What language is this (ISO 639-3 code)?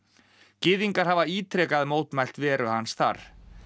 isl